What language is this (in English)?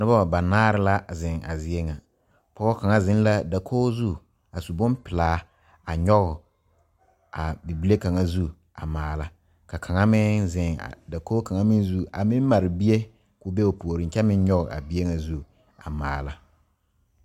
Southern Dagaare